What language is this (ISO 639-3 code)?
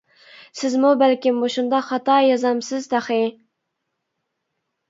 uig